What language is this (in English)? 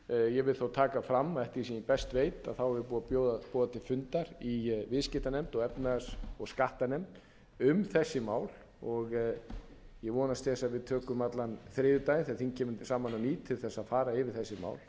Icelandic